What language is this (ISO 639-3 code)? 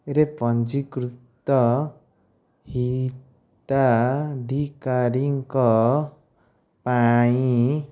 ori